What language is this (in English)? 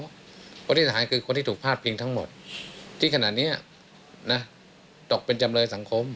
Thai